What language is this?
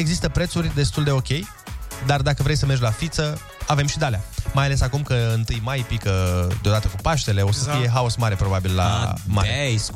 Romanian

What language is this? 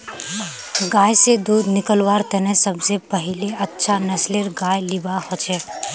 Magahi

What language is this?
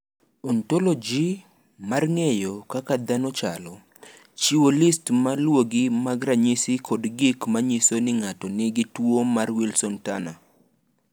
Luo (Kenya and Tanzania)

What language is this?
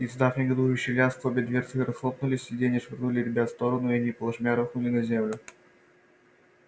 Russian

